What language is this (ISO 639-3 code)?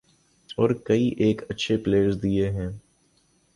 urd